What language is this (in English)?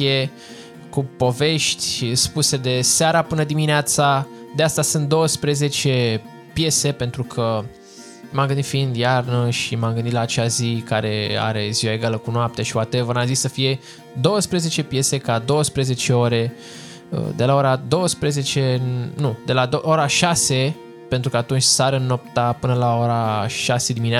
Romanian